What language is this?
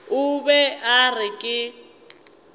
Northern Sotho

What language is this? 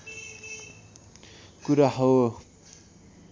Nepali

